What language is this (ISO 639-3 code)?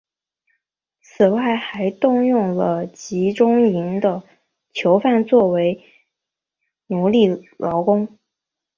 zho